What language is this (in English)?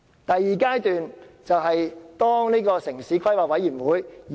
Cantonese